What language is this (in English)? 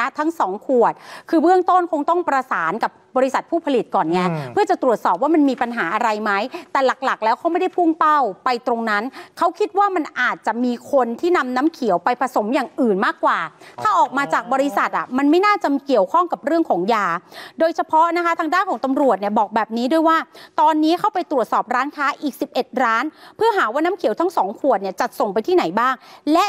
Thai